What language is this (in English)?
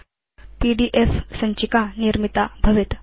Sanskrit